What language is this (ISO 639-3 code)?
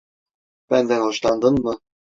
tur